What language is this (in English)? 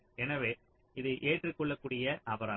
Tamil